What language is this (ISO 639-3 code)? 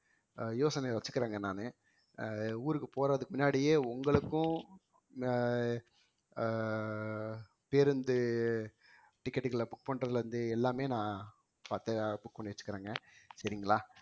tam